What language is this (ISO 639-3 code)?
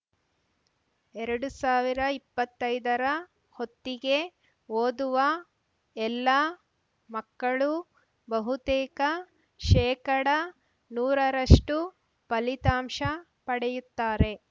kan